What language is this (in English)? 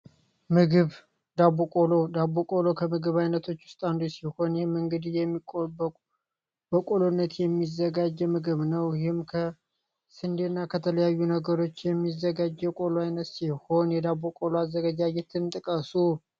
Amharic